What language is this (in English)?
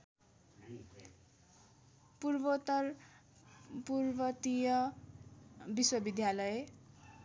Nepali